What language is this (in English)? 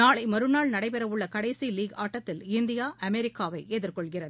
Tamil